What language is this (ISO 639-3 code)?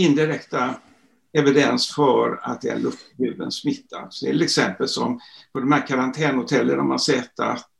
swe